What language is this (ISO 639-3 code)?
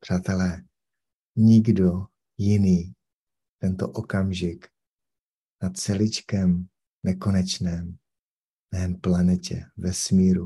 ces